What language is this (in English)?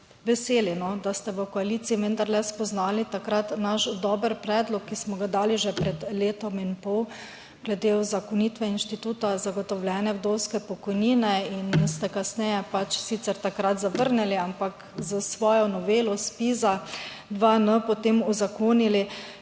Slovenian